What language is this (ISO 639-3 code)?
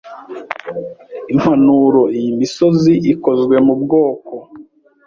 kin